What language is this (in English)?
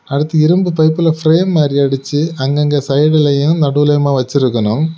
Tamil